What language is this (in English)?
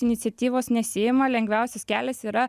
Lithuanian